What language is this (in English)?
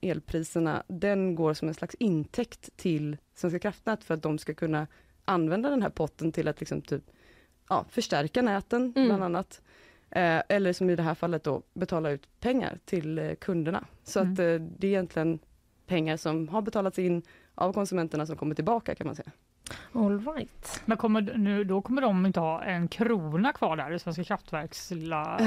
Swedish